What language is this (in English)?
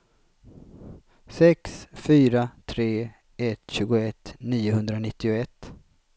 Swedish